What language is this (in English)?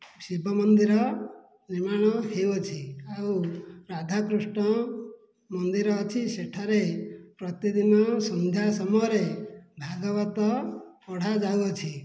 Odia